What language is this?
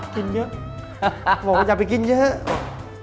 Thai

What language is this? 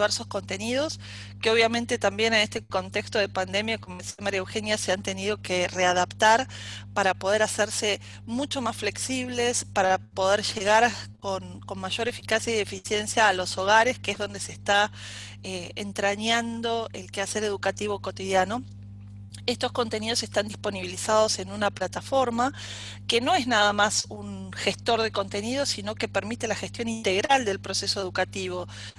Spanish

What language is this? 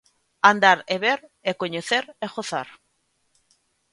Galician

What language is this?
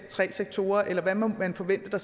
Danish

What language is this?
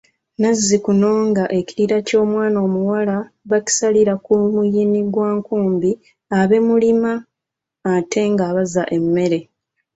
Ganda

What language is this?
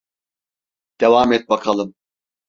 Turkish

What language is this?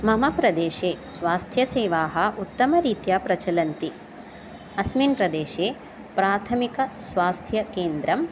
Sanskrit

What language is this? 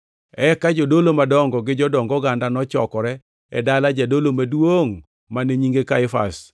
Luo (Kenya and Tanzania)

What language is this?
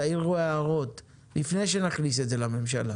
Hebrew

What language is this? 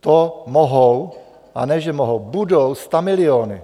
Czech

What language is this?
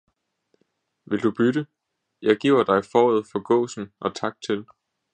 Danish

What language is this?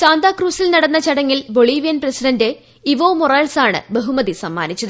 Malayalam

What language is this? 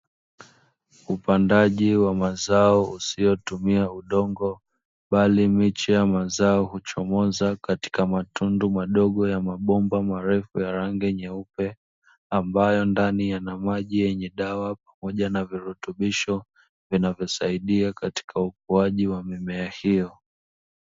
Swahili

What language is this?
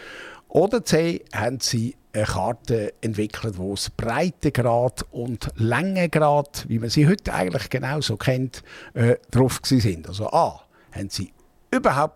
German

